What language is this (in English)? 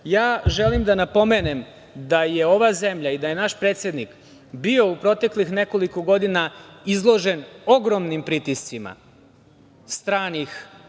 Serbian